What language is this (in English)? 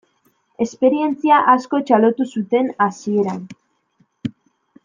Basque